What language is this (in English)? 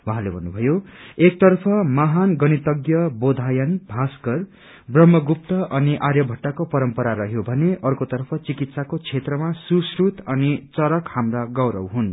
Nepali